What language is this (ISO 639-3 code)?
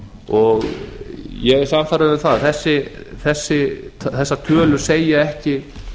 isl